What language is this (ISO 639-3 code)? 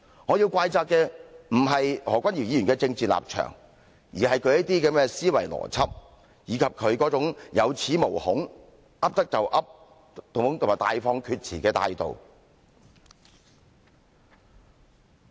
yue